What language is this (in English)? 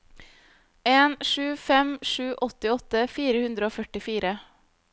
Norwegian